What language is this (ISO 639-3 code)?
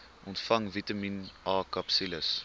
afr